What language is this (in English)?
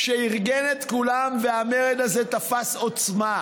Hebrew